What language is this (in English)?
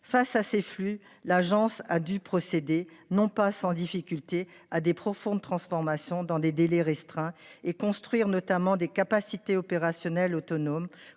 French